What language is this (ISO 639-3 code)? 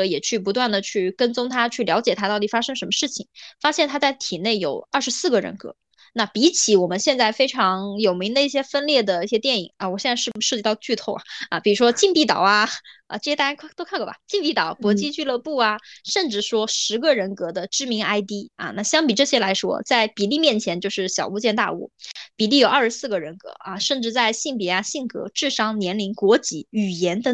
zho